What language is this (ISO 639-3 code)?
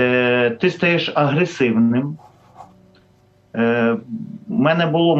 ukr